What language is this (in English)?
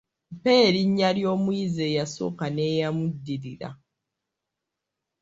Ganda